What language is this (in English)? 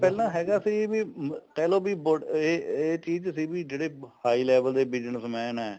Punjabi